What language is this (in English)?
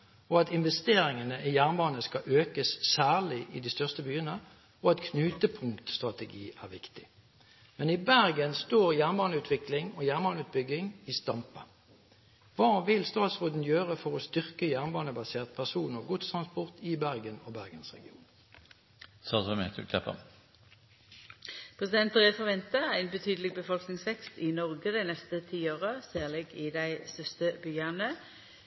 Norwegian